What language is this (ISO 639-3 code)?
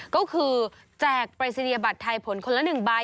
tha